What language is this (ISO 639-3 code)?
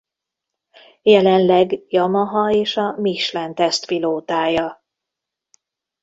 hun